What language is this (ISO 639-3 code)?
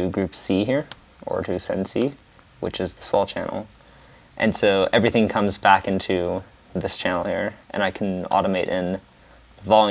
eng